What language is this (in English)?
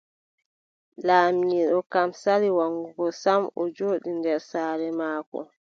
Adamawa Fulfulde